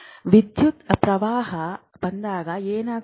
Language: Kannada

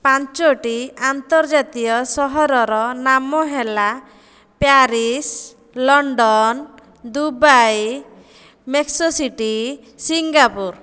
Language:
Odia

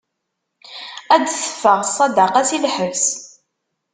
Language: Kabyle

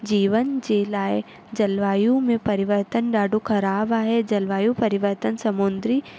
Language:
Sindhi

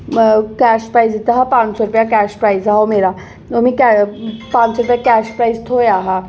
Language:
Dogri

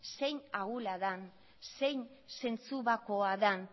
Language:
Basque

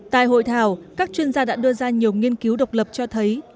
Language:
Vietnamese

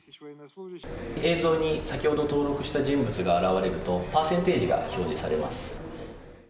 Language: Japanese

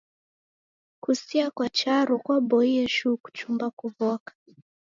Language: Taita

